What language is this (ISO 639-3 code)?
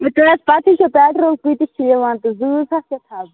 kas